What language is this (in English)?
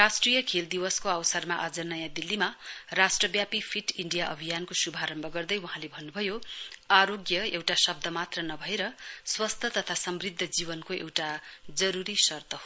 Nepali